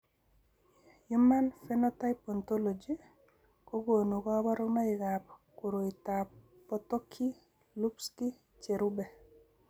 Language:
Kalenjin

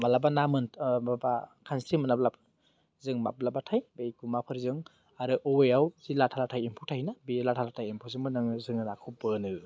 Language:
Bodo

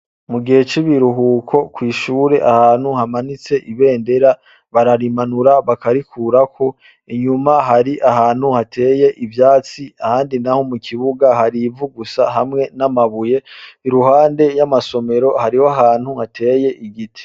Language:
Rundi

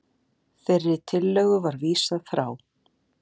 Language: Icelandic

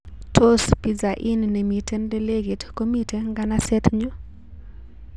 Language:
Kalenjin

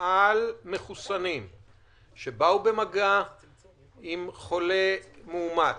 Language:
Hebrew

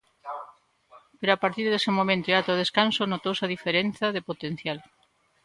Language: Galician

